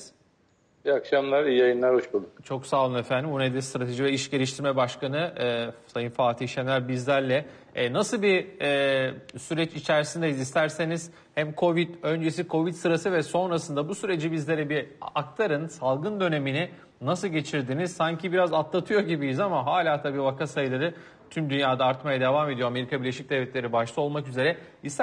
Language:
Turkish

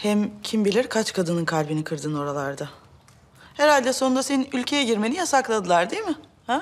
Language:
Turkish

